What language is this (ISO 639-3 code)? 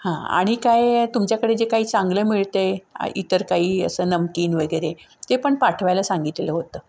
mar